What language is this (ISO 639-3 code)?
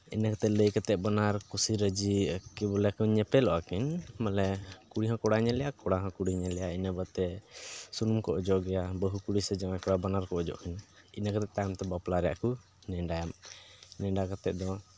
sat